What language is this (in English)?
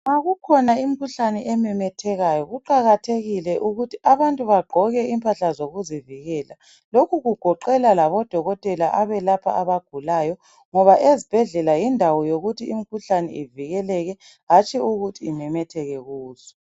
North Ndebele